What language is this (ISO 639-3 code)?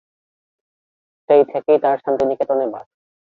ben